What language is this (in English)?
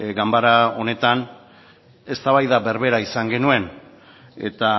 Basque